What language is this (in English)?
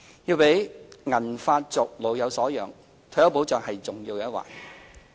Cantonese